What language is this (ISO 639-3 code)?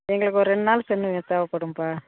tam